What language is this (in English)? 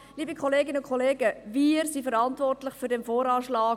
Swiss German